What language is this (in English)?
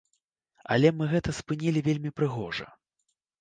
Belarusian